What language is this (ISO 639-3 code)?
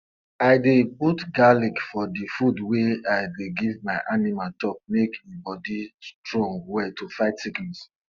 pcm